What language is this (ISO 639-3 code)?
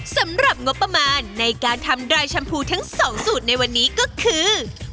tha